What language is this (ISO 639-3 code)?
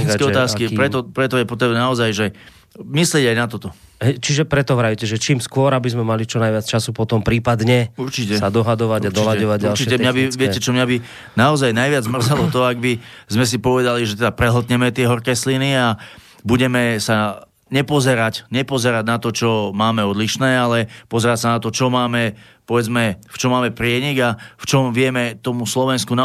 slk